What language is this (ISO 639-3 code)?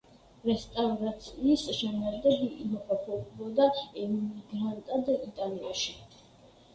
kat